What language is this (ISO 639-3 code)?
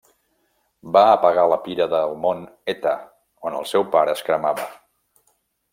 cat